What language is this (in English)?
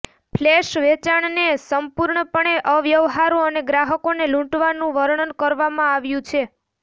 Gujarati